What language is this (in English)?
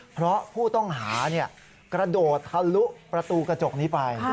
Thai